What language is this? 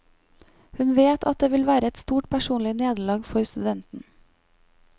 Norwegian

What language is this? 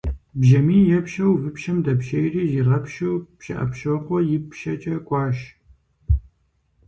Kabardian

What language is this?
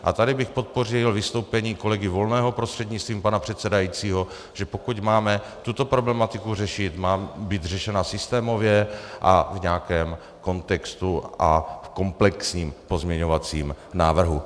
Czech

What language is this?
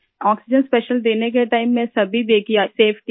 Urdu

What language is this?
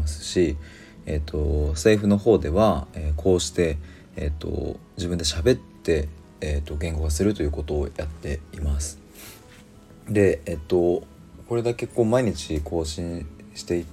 Japanese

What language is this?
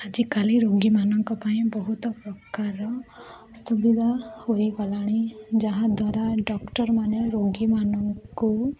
Odia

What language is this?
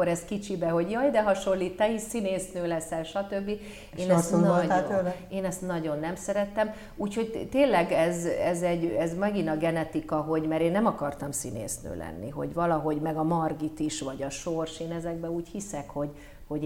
Hungarian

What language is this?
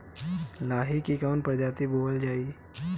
Bhojpuri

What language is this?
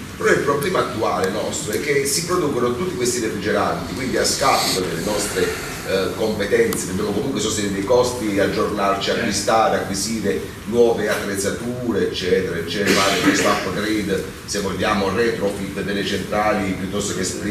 Italian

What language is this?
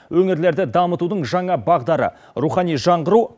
Kazakh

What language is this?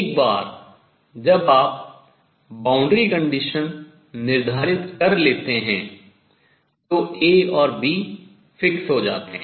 Hindi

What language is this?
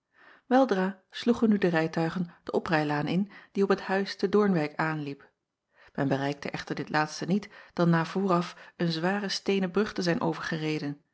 Dutch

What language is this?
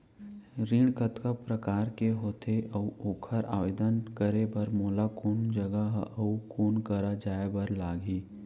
Chhattisgarhi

